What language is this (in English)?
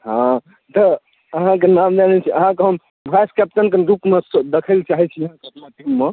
Maithili